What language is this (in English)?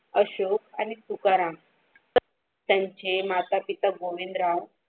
Marathi